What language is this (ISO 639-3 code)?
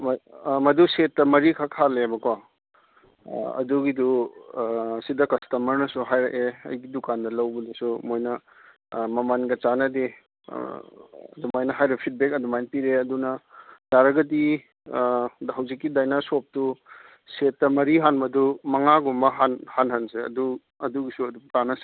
mni